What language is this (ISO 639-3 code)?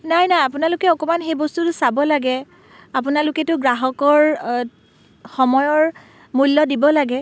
asm